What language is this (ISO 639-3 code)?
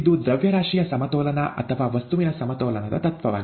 kan